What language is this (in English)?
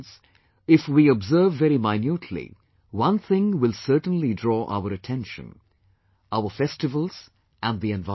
English